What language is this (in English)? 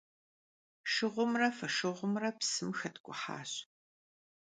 Kabardian